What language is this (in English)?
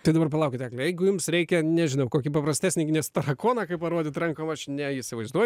Lithuanian